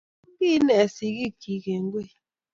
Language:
Kalenjin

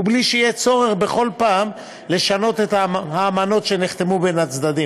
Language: Hebrew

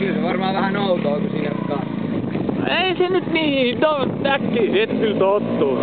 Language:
Finnish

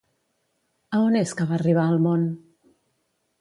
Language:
Catalan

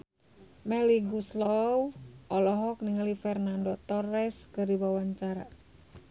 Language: Sundanese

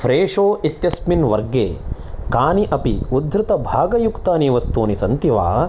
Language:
Sanskrit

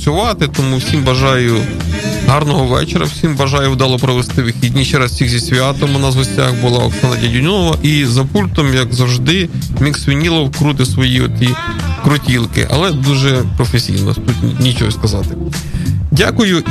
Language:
Ukrainian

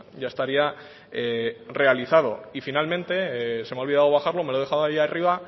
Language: Spanish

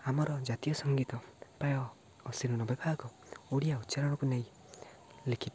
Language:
Odia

